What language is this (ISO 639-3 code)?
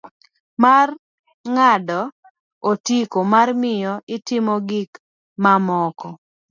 luo